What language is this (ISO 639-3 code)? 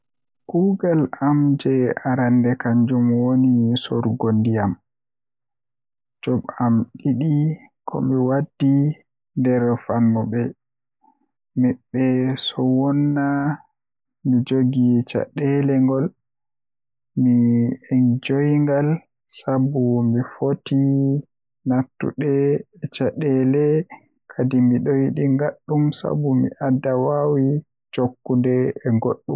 fuh